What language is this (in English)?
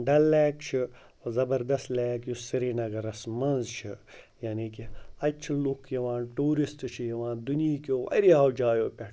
Kashmiri